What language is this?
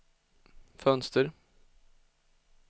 Swedish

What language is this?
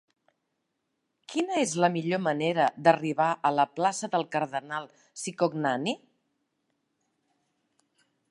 Catalan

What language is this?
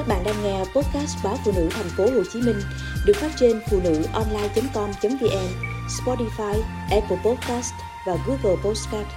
Vietnamese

